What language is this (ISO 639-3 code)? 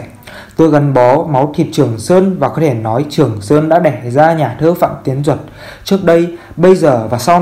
vie